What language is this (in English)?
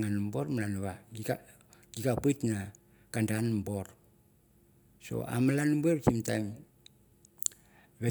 Mandara